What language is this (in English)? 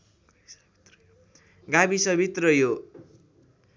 Nepali